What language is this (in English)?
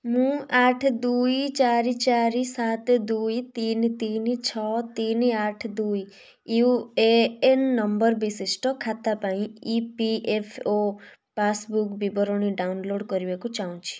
Odia